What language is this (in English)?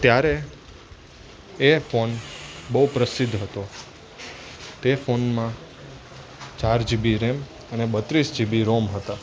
Gujarati